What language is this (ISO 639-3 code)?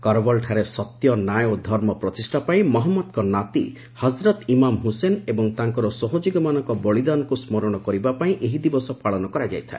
ori